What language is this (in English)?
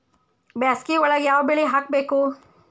Kannada